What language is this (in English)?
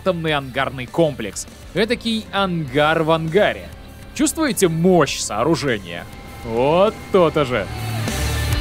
Russian